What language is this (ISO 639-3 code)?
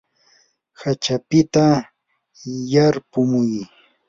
qur